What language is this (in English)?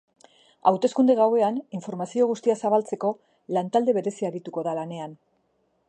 Basque